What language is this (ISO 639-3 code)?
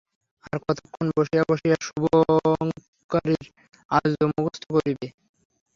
ben